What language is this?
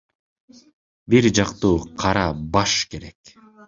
Kyrgyz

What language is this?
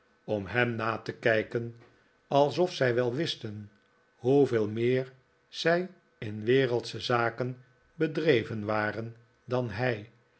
Dutch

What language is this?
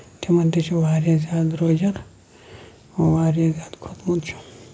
Kashmiri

